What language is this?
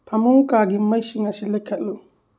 Manipuri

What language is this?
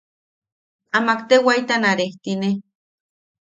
Yaqui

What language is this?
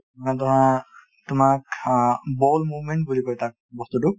Assamese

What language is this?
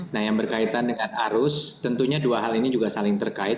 Indonesian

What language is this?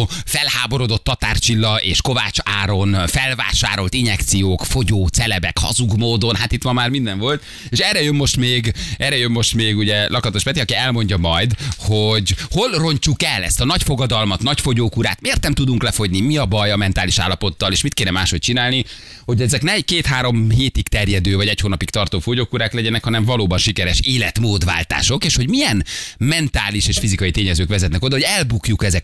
Hungarian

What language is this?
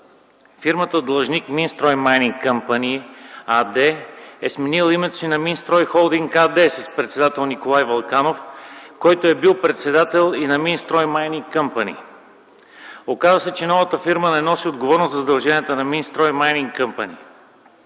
Bulgarian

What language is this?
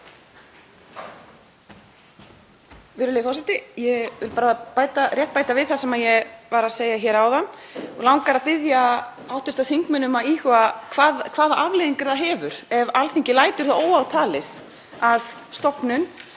Icelandic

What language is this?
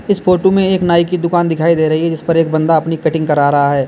Hindi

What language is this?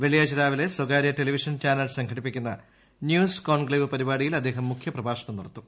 Malayalam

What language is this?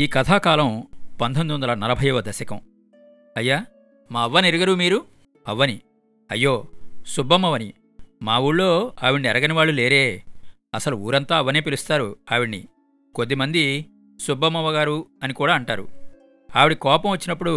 Telugu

